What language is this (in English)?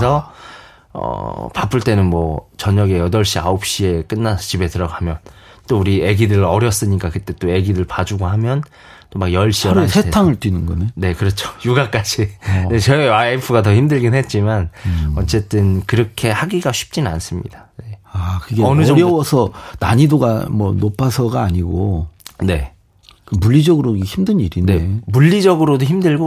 Korean